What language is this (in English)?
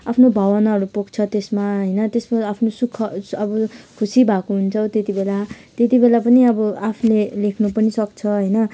Nepali